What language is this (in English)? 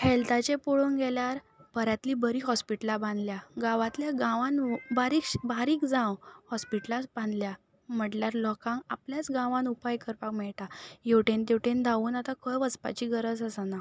Konkani